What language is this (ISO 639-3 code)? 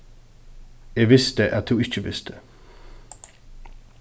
fao